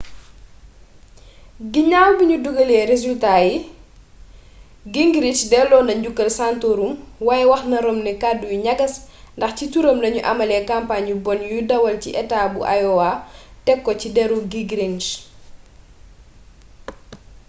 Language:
Wolof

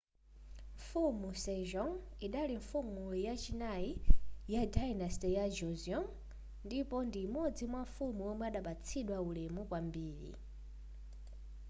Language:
Nyanja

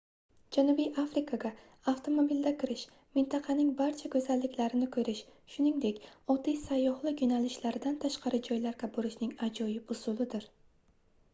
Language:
Uzbek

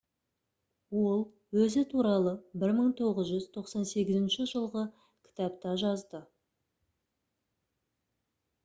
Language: Kazakh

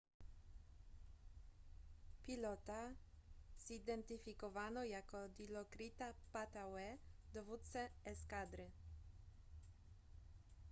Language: Polish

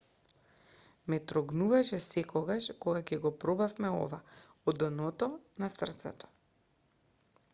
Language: Macedonian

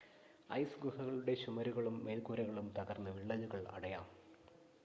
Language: Malayalam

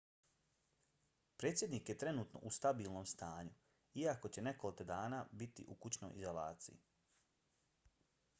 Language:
Bosnian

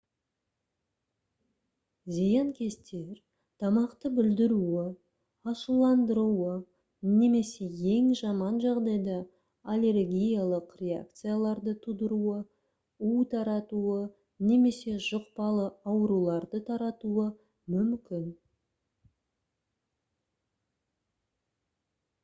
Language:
Kazakh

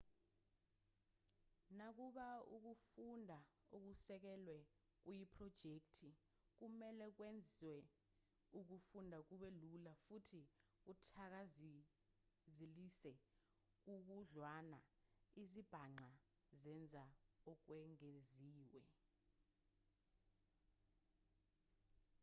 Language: Zulu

